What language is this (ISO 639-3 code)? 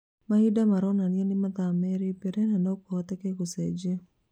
kik